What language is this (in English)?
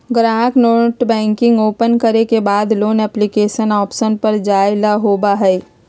Magahi